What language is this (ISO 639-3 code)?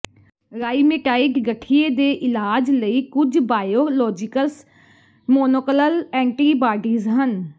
pan